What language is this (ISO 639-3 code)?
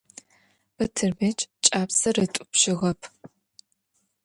ady